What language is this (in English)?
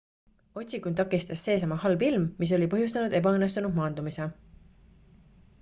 Estonian